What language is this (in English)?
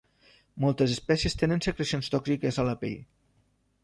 Catalan